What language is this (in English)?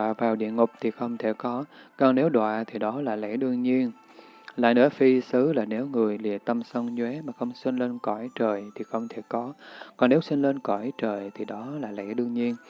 Vietnamese